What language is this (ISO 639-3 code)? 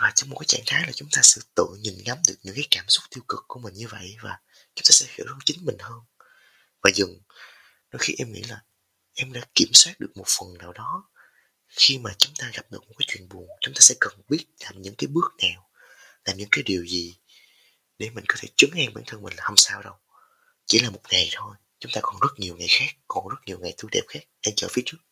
vie